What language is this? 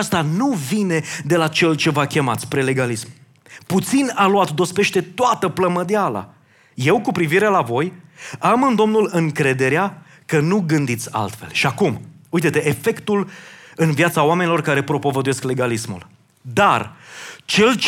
Romanian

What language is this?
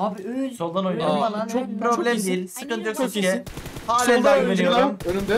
Turkish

